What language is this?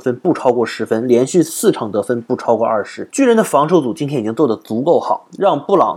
Chinese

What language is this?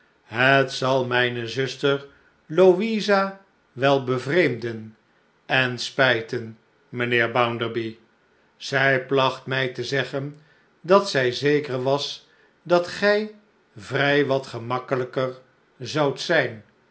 Dutch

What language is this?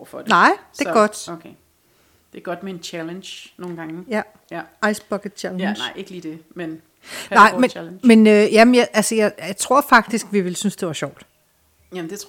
Danish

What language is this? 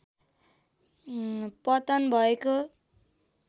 Nepali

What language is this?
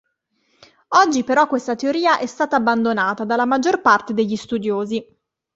Italian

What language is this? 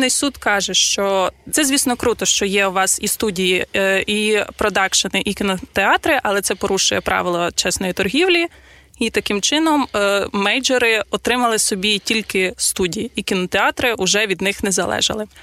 Ukrainian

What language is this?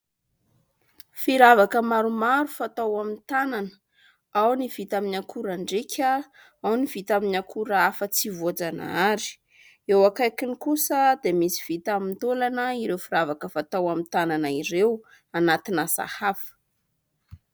Malagasy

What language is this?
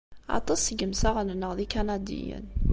Kabyle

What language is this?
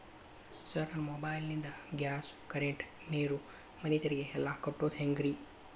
Kannada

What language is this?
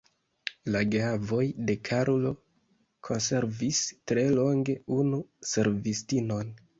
Esperanto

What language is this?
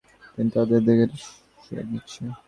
Bangla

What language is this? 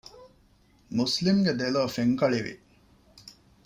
Divehi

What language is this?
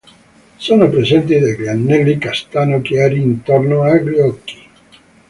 Italian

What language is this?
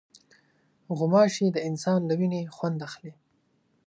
Pashto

